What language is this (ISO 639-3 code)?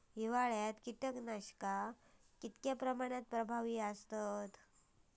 mar